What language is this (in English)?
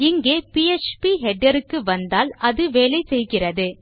Tamil